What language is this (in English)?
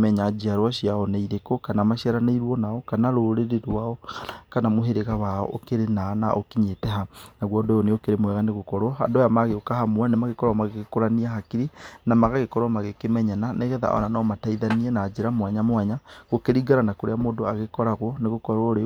Kikuyu